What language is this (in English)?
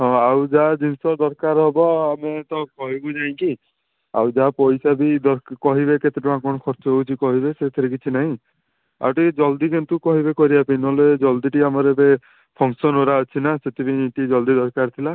Odia